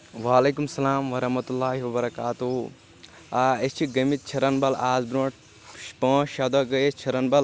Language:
Kashmiri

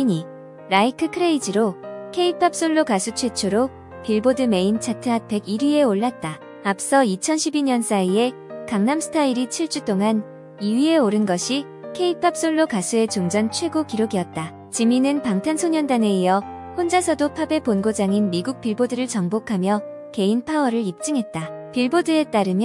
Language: Korean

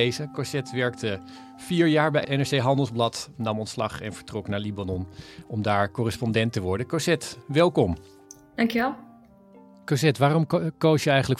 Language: Dutch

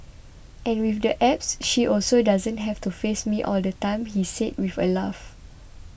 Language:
English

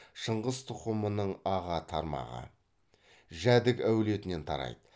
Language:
Kazakh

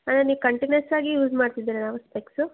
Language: Kannada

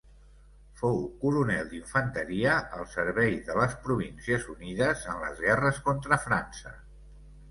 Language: Catalan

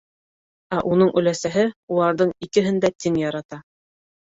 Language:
Bashkir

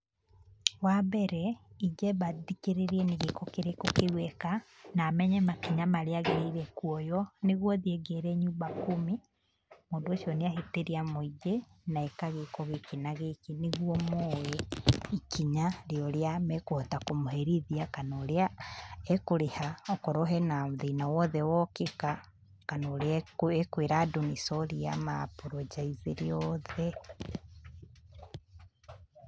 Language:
Kikuyu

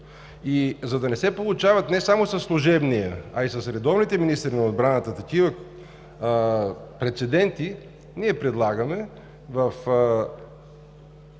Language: Bulgarian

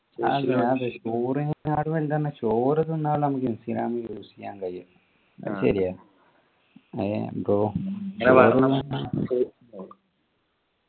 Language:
Malayalam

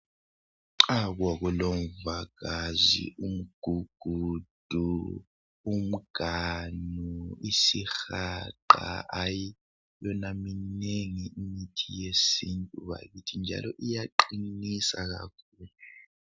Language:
North Ndebele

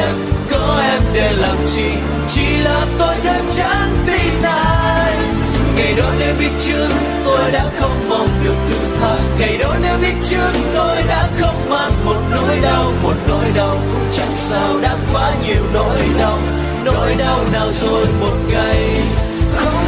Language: Vietnamese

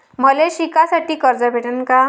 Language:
Marathi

